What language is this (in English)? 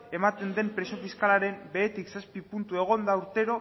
Basque